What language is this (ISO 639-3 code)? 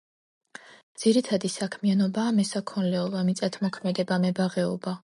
kat